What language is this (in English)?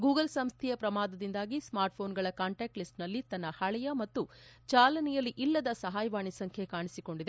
Kannada